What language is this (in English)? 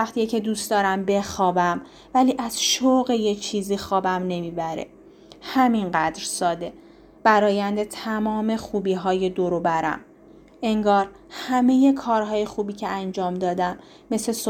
Persian